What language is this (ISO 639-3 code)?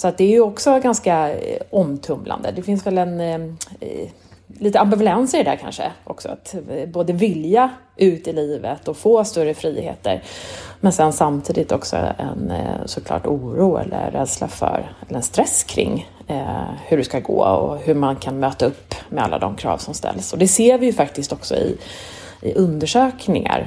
swe